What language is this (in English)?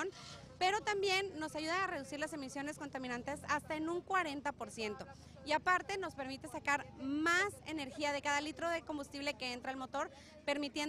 Spanish